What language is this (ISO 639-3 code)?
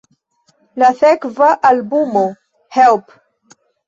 epo